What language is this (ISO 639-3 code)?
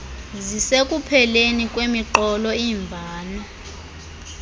xho